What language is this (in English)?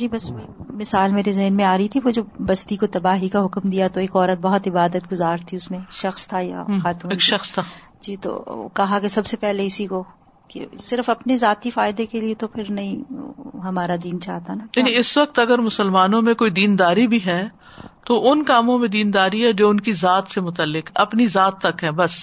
Urdu